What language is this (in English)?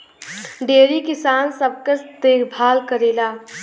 Bhojpuri